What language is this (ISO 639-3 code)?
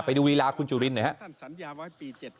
tha